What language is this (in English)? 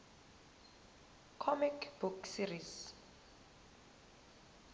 Zulu